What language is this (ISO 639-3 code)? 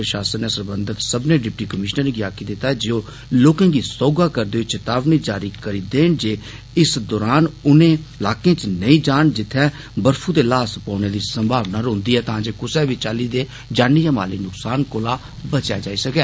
doi